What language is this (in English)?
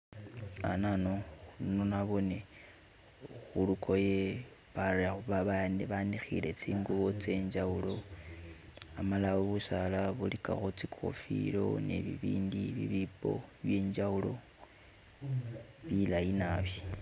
Masaaba